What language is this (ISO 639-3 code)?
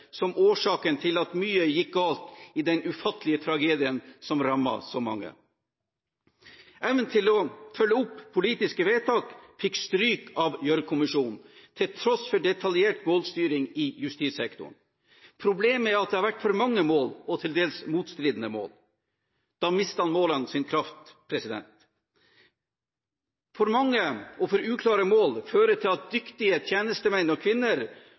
nob